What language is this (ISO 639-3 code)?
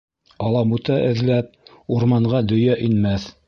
bak